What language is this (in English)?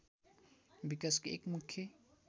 Nepali